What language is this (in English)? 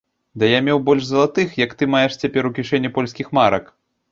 Belarusian